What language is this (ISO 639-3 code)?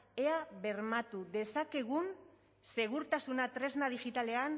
eus